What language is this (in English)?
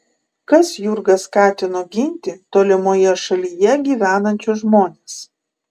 Lithuanian